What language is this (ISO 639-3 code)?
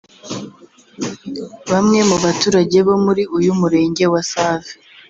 kin